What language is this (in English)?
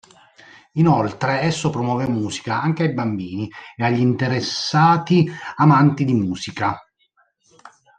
Italian